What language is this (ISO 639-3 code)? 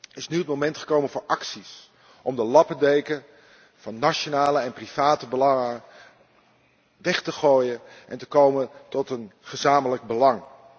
nld